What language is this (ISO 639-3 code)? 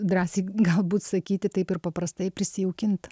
lit